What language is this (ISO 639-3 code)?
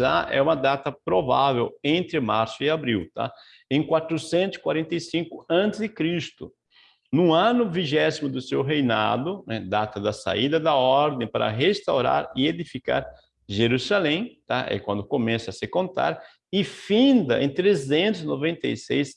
por